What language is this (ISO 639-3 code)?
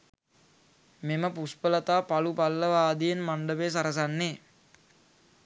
sin